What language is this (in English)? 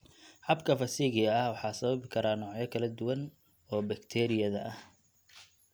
Somali